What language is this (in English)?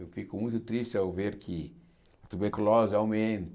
Portuguese